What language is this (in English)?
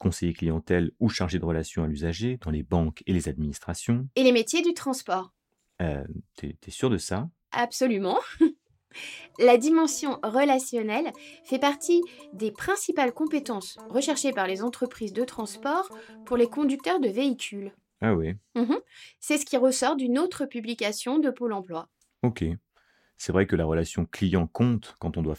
French